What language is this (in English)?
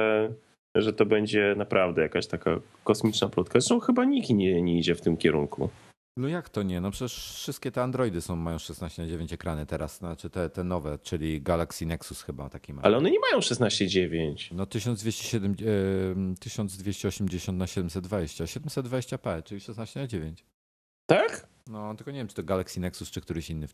Polish